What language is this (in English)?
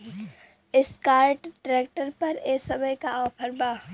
Bhojpuri